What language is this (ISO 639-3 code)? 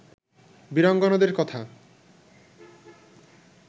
ben